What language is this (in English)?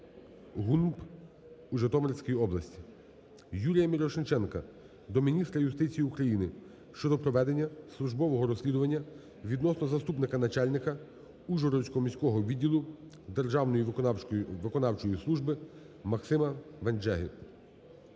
Ukrainian